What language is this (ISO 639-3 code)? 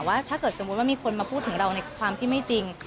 tha